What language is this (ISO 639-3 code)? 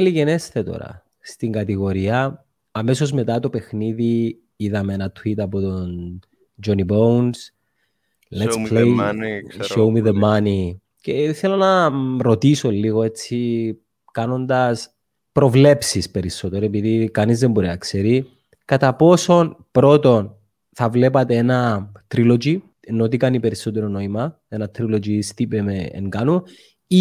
ell